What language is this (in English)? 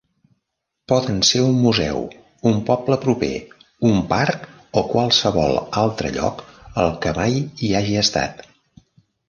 Catalan